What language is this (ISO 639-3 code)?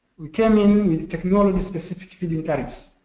eng